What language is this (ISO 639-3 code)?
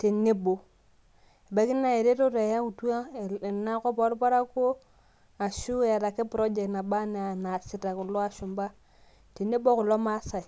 mas